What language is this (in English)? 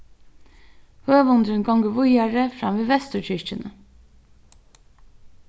Faroese